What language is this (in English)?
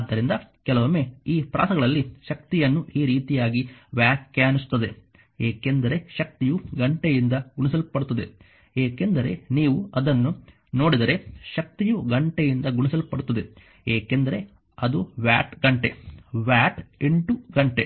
Kannada